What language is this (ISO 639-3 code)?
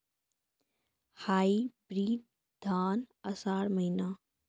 mai